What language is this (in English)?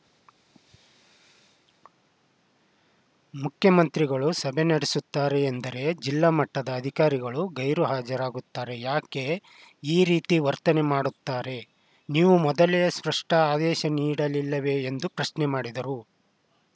Kannada